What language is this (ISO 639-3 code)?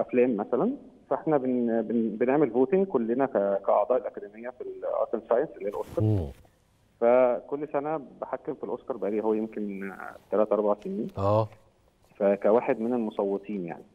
ara